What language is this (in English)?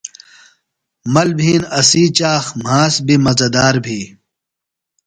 Phalura